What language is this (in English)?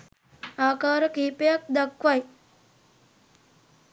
Sinhala